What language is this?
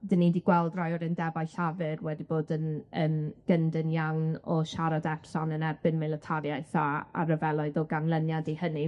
Welsh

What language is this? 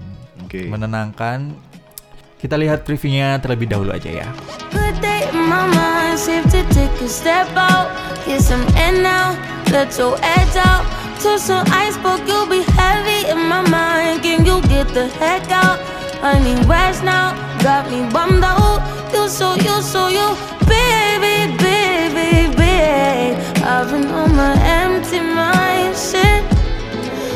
Indonesian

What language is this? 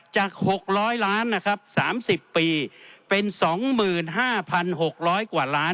Thai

